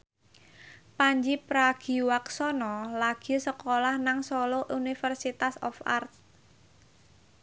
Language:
Javanese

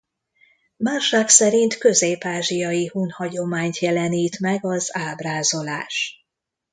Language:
Hungarian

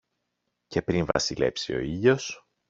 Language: Greek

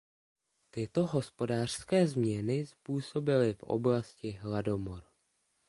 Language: Czech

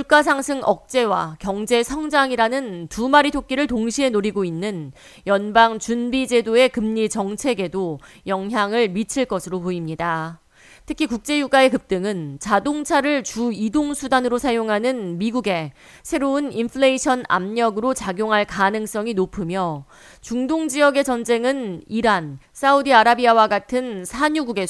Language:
Korean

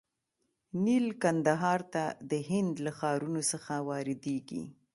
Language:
Pashto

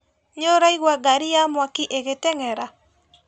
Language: Kikuyu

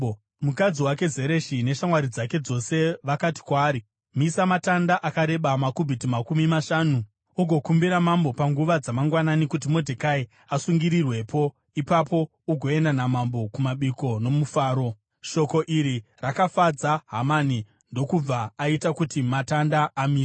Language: Shona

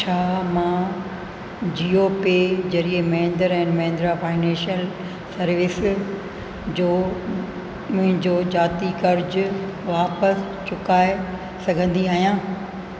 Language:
Sindhi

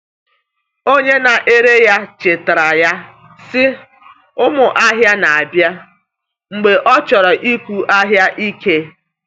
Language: Igbo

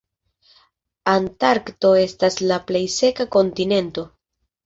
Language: Esperanto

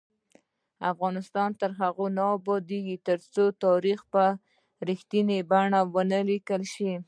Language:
Pashto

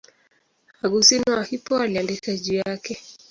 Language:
Swahili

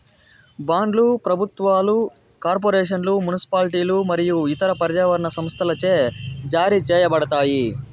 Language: Telugu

